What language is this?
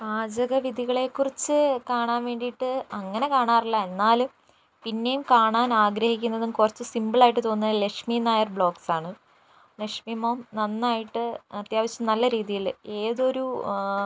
Malayalam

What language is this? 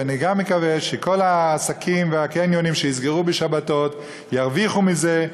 Hebrew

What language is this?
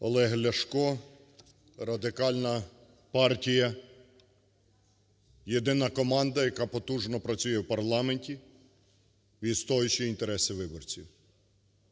Ukrainian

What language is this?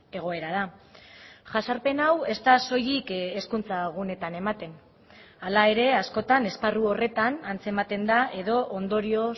Basque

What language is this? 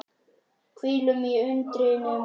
Icelandic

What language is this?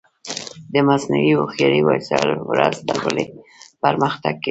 Pashto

